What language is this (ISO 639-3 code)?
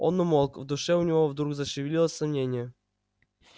rus